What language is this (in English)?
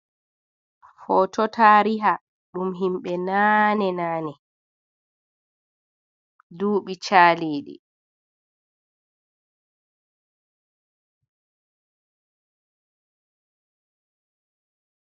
Fula